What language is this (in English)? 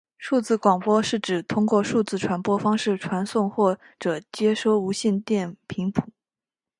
Chinese